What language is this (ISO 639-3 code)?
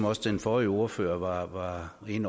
dan